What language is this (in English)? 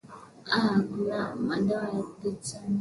Swahili